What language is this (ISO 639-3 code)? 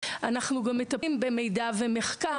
heb